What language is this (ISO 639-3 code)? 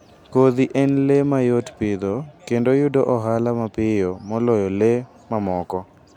luo